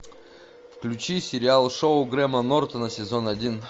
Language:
Russian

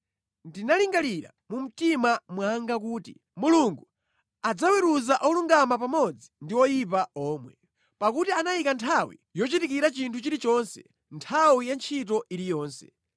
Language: Nyanja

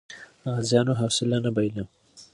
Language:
Pashto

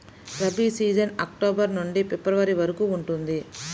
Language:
Telugu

